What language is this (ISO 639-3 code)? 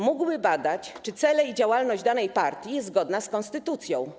pol